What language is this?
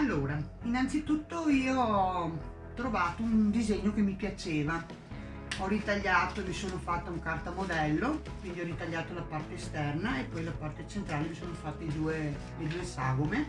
Italian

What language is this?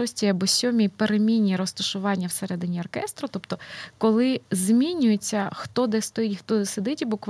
Ukrainian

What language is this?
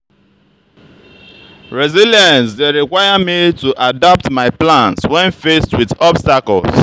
Nigerian Pidgin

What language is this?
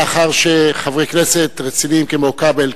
Hebrew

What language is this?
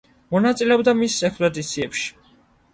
Georgian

